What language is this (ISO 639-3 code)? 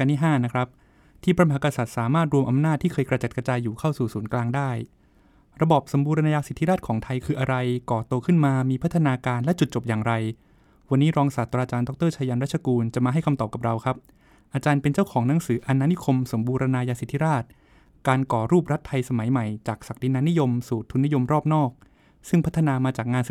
tha